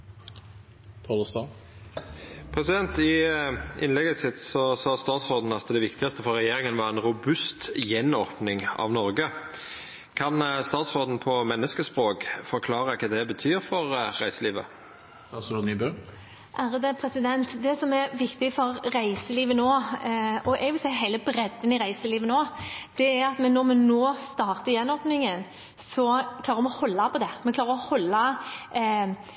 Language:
Norwegian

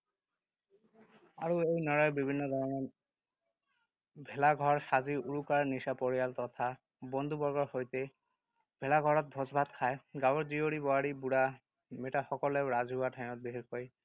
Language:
Assamese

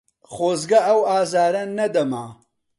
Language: Central Kurdish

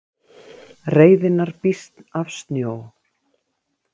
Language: Icelandic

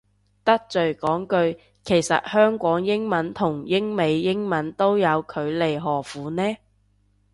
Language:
Cantonese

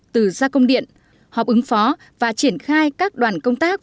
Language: Vietnamese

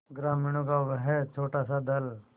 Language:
Hindi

